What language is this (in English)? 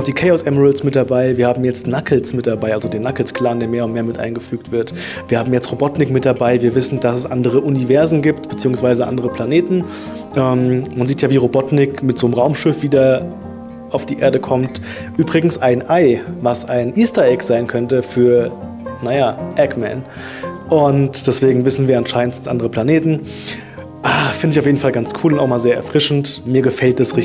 German